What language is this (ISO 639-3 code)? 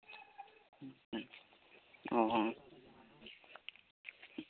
sat